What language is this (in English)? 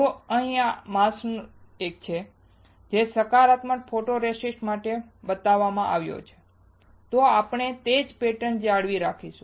Gujarati